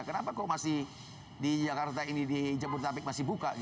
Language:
Indonesian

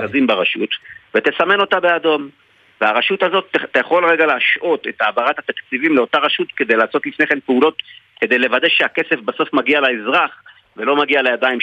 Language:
Hebrew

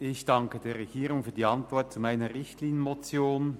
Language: Swiss German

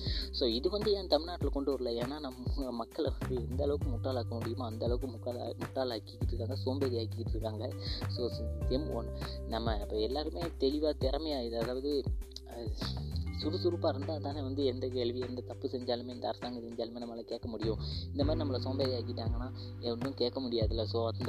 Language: Malayalam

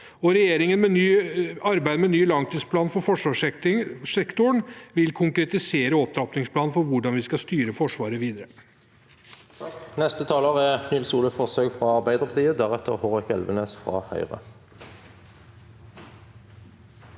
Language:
Norwegian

